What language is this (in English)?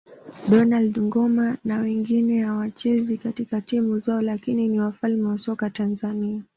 Swahili